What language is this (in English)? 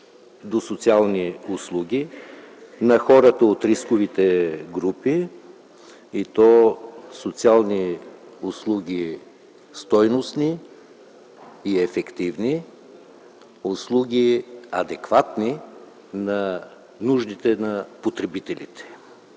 Bulgarian